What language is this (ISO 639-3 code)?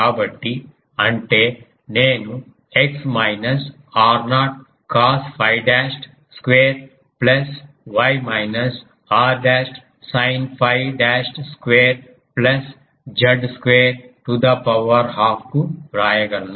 tel